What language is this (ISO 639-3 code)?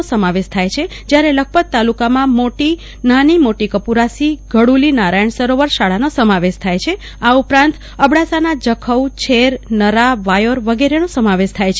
guj